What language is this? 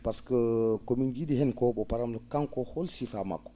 Fula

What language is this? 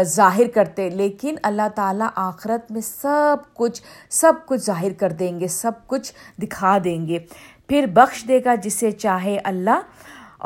Urdu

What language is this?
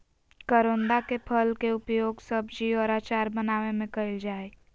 Magahi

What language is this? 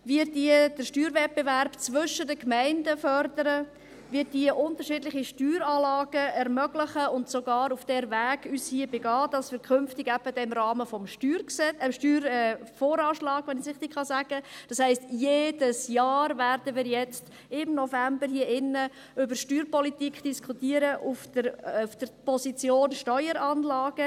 Swiss German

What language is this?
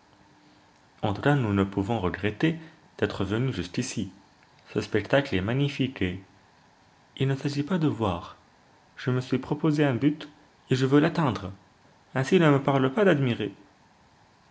French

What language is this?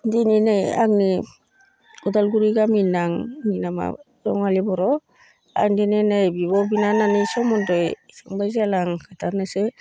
Bodo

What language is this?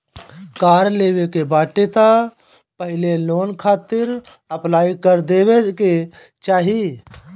Bhojpuri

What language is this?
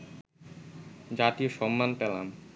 Bangla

